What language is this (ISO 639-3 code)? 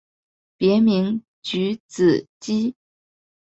zho